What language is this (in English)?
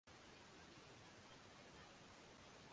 Swahili